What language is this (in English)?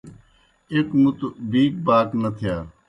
Kohistani Shina